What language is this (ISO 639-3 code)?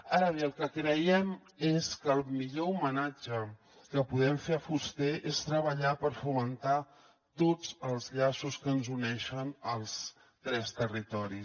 cat